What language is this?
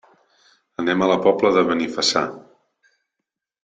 Catalan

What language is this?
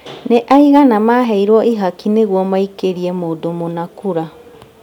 Kikuyu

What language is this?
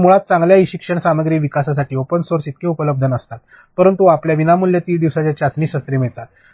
Marathi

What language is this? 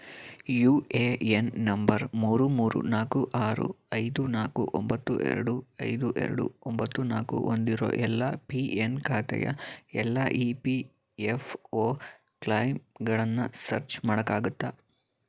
Kannada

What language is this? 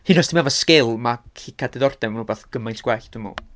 Welsh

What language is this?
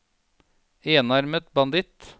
Norwegian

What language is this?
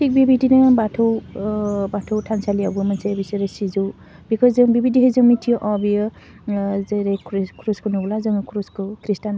Bodo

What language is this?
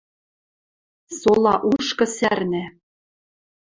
Western Mari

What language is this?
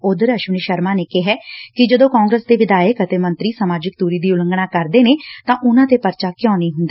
Punjabi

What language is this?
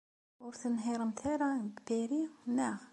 Kabyle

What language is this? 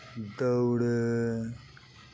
Santali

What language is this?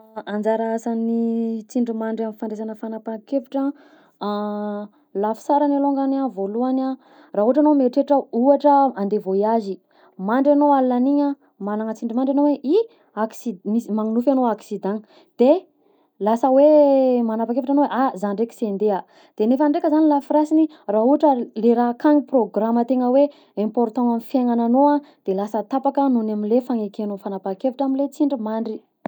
Southern Betsimisaraka Malagasy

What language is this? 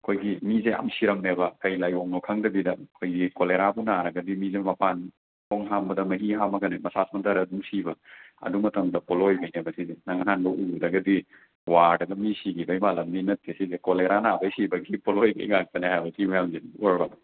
Manipuri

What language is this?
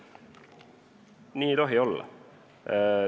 Estonian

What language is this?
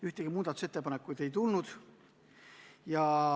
Estonian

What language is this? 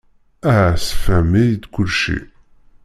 Kabyle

